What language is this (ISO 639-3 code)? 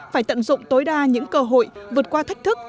vie